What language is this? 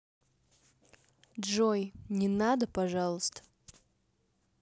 Russian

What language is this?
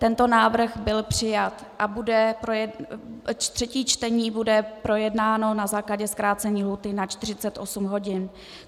Czech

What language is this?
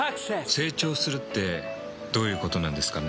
Japanese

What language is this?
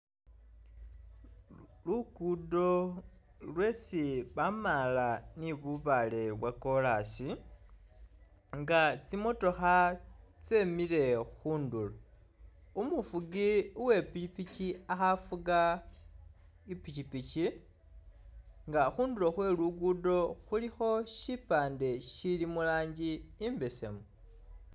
Masaaba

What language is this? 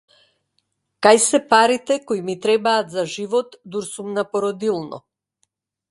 Macedonian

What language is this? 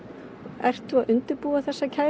Icelandic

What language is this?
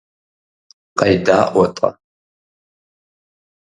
Kabardian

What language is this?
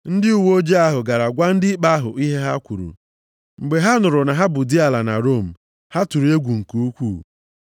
Igbo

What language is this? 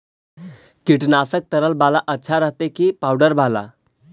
Magahi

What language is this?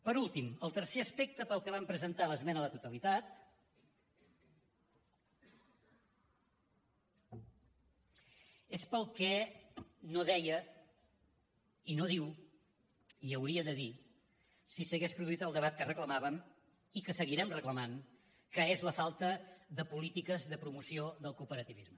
Catalan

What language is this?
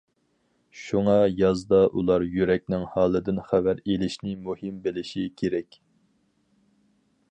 Uyghur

